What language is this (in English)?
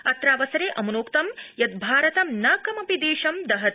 Sanskrit